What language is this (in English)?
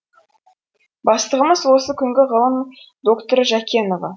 Kazakh